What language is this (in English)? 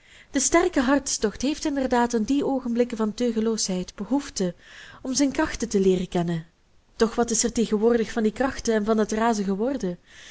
Dutch